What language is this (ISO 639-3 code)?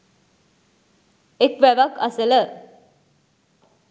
sin